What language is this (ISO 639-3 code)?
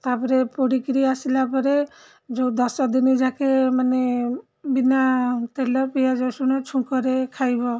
ori